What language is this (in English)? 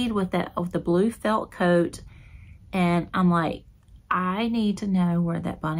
English